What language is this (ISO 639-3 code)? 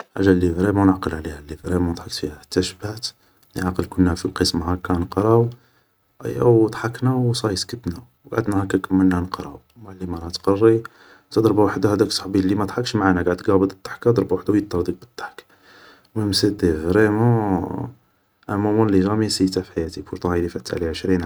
arq